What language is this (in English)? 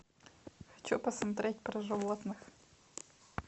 Russian